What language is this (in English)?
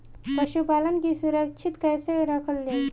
Bhojpuri